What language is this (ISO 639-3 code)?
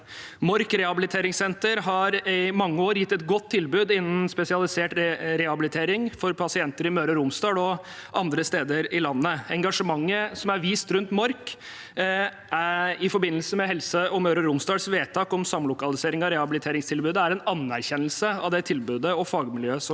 nor